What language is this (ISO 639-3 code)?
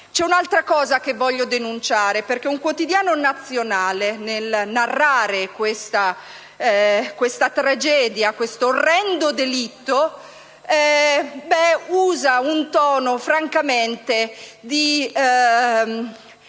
ita